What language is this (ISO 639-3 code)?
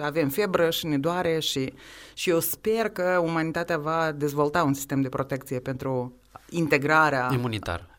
ron